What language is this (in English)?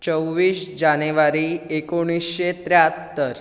Konkani